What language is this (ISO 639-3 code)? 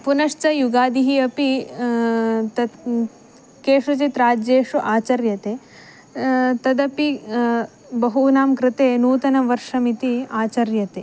san